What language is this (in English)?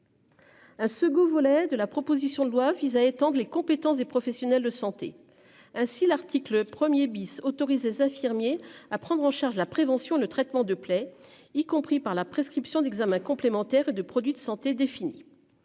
French